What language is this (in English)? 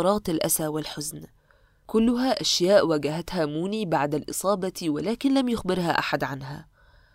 Arabic